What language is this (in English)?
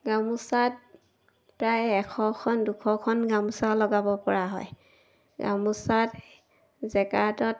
Assamese